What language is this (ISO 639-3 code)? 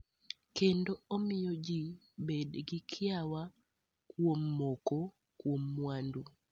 luo